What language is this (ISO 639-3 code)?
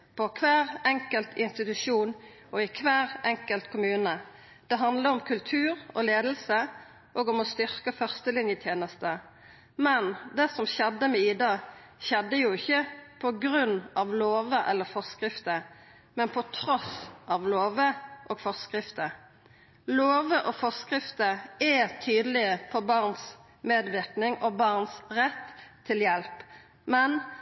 nno